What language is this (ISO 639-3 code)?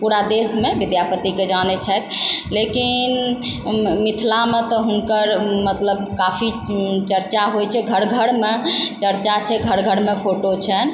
mai